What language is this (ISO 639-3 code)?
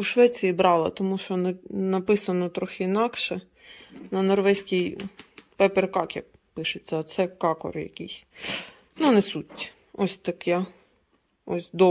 ukr